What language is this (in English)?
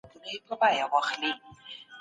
Pashto